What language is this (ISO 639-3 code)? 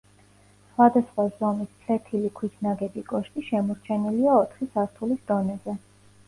kat